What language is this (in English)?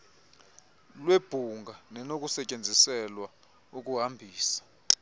Xhosa